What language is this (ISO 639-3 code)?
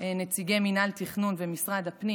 heb